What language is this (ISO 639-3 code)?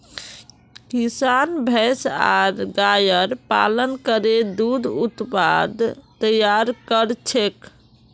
mag